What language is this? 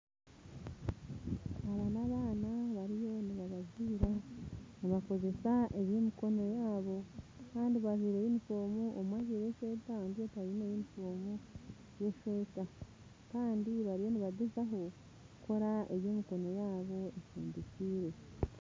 Nyankole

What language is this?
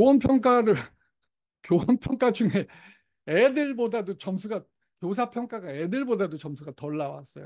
Korean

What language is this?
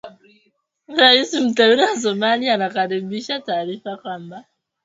Swahili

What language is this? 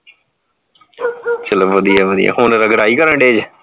Punjabi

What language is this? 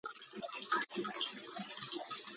Hakha Chin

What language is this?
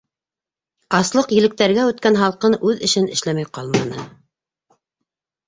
Bashkir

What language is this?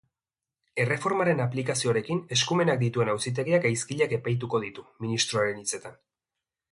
Basque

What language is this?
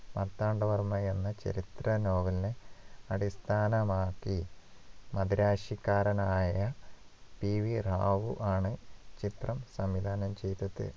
Malayalam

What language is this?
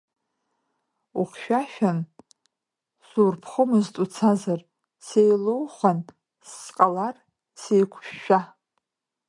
Abkhazian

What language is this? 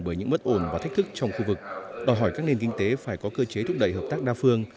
Vietnamese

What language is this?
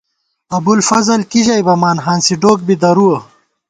Gawar-Bati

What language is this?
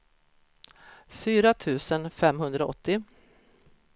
Swedish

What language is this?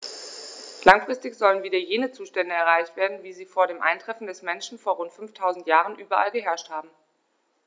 German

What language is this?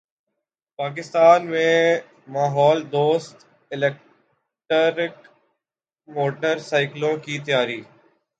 Urdu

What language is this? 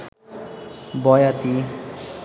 Bangla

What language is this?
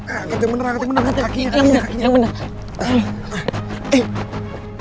Indonesian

